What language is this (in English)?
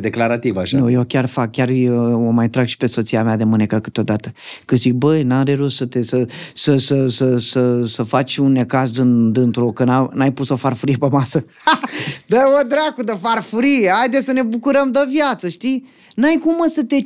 Romanian